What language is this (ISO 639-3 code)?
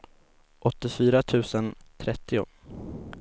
swe